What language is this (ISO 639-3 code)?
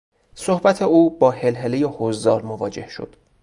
fas